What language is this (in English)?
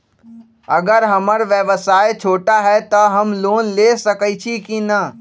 Magahi